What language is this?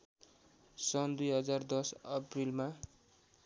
Nepali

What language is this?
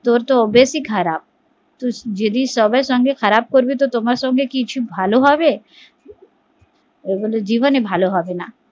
Bangla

